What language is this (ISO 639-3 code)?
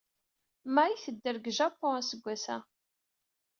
kab